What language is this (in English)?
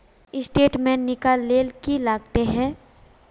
Magahi